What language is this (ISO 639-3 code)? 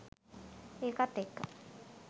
sin